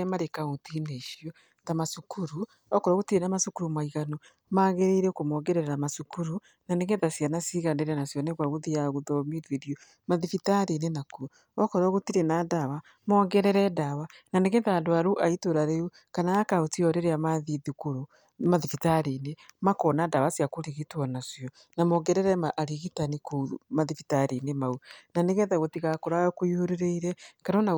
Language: Kikuyu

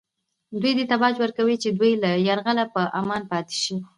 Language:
Pashto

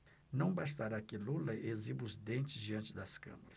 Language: Portuguese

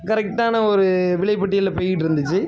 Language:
Tamil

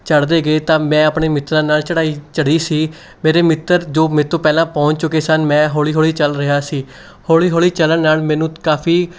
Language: Punjabi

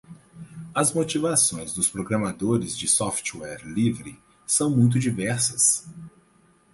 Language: Portuguese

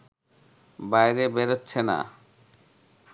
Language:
Bangla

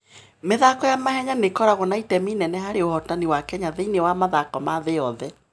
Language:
Kikuyu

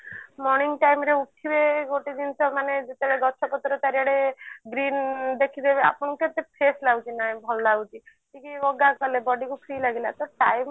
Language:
Odia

